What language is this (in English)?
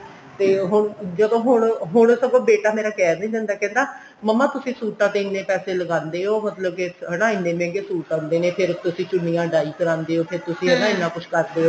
Punjabi